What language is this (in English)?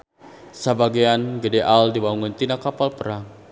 Sundanese